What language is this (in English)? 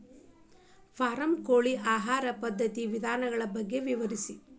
Kannada